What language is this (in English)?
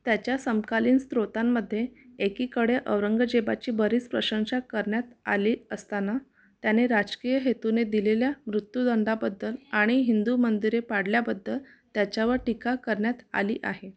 Marathi